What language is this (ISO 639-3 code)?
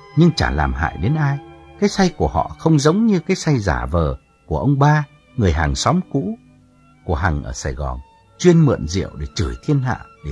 vie